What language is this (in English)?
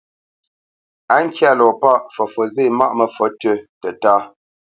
Bamenyam